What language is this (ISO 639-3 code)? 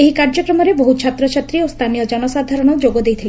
ori